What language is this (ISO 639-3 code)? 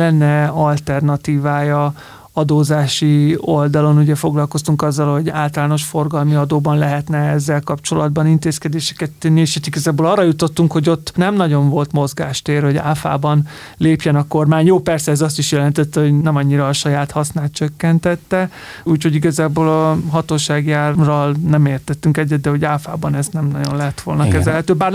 hun